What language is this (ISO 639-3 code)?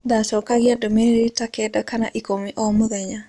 kik